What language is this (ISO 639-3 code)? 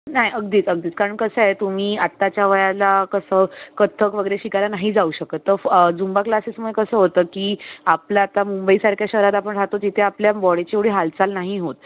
mar